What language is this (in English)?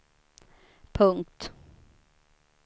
Swedish